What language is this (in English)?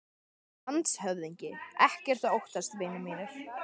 Icelandic